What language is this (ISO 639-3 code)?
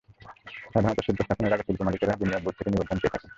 ben